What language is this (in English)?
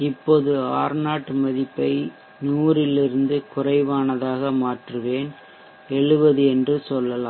Tamil